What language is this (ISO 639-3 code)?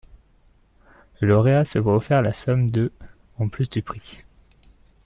fra